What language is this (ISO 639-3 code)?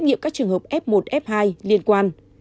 vie